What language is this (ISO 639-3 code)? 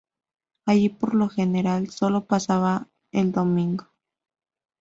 spa